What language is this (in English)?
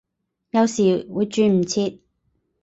Cantonese